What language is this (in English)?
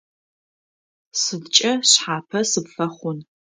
Adyghe